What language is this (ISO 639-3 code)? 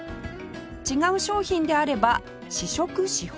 jpn